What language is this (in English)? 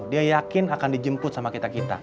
Indonesian